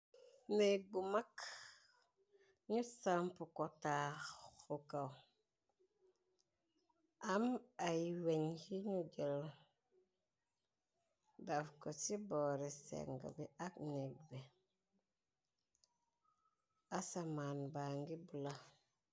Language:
Wolof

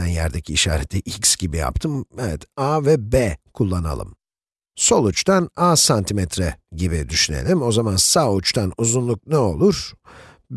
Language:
Turkish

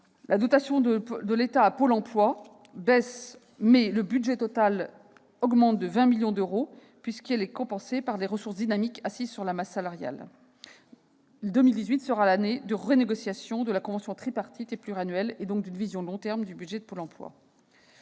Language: French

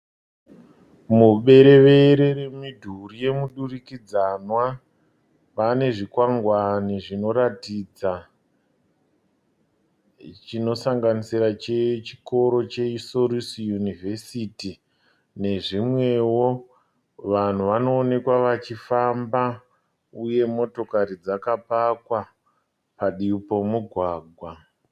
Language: Shona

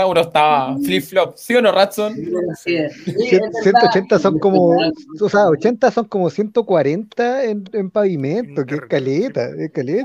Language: Spanish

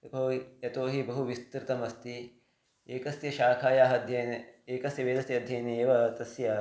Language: Sanskrit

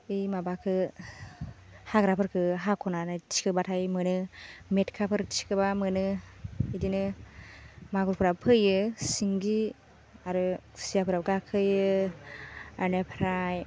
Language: Bodo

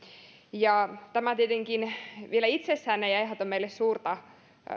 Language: Finnish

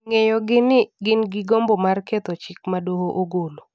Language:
Luo (Kenya and Tanzania)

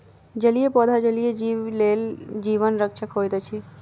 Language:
Maithili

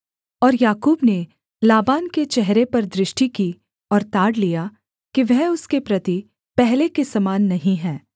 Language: Hindi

